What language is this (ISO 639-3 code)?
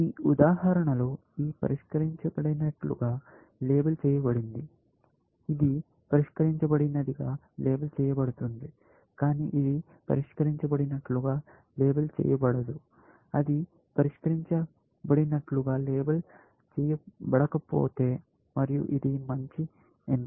tel